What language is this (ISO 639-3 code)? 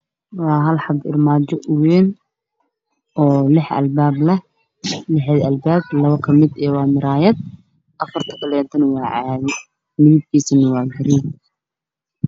som